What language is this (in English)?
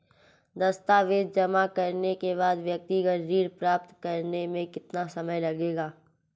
Hindi